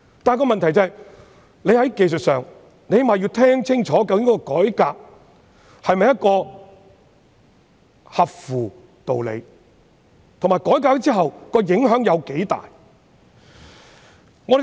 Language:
Cantonese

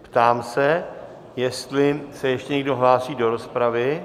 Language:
Czech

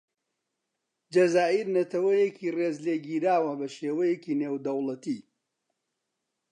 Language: Central Kurdish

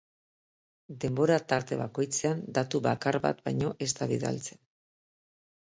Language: Basque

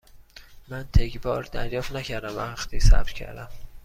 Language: Persian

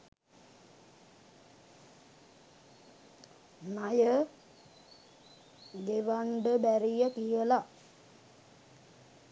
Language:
Sinhala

